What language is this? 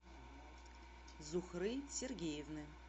Russian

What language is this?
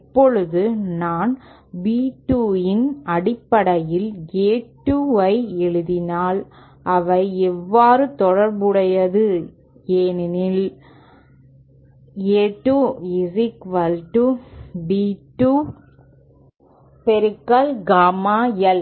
Tamil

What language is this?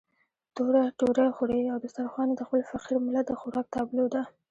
Pashto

